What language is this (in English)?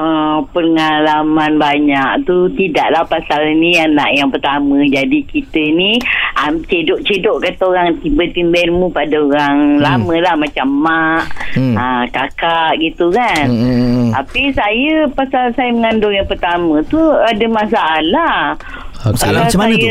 Malay